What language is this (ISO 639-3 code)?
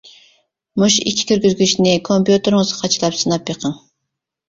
uig